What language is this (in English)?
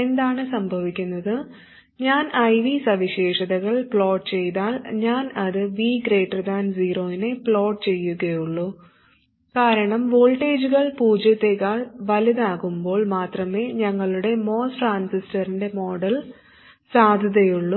Malayalam